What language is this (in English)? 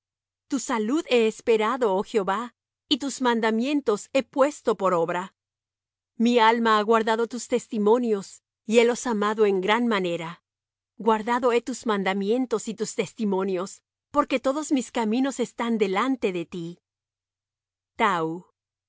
Spanish